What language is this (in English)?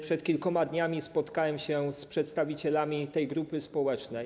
Polish